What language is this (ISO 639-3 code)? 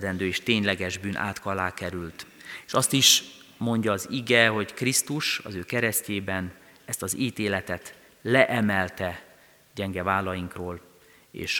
hun